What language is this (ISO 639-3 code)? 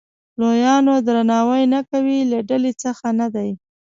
pus